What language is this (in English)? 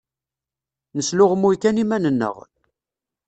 Kabyle